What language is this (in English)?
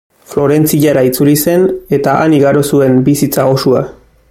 Basque